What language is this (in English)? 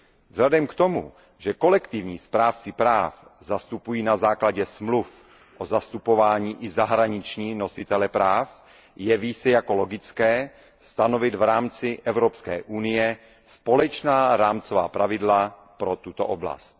Czech